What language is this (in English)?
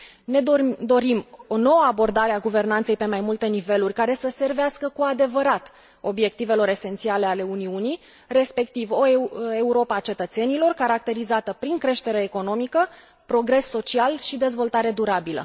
Romanian